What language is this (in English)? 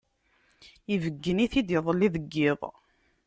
Kabyle